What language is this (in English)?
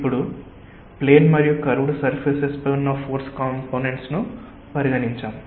Telugu